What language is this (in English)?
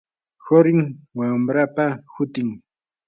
Yanahuanca Pasco Quechua